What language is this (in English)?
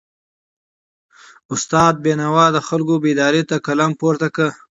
Pashto